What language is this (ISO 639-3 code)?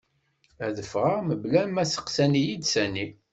kab